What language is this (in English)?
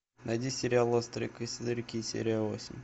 Russian